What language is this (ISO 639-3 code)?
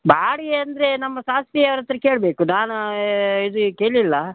kan